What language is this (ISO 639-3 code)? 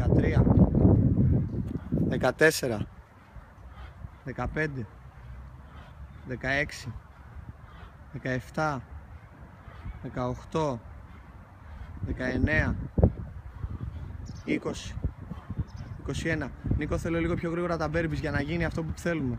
ell